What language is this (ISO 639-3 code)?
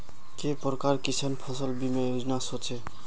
mag